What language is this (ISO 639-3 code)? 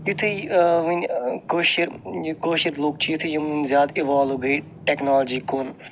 kas